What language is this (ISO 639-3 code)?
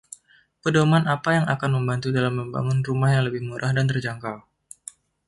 ind